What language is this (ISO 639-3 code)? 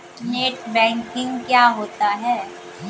hin